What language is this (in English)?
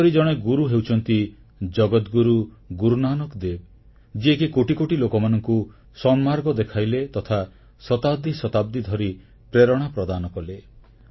Odia